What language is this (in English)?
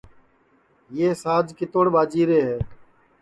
Sansi